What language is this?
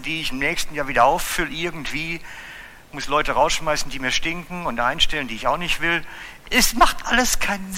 German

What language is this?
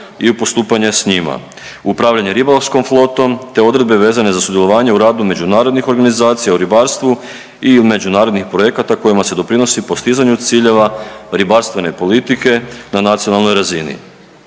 Croatian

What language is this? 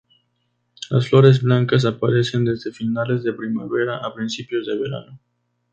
Spanish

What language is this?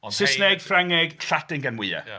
Welsh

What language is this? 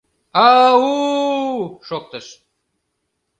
Mari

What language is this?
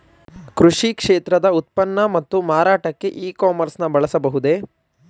Kannada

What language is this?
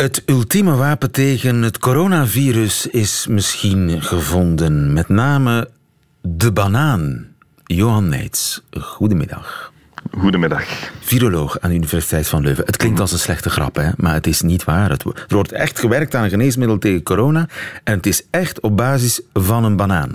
Dutch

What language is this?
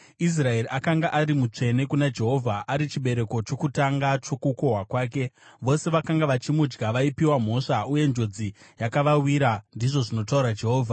Shona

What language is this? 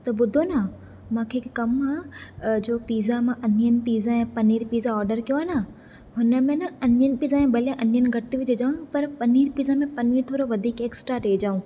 Sindhi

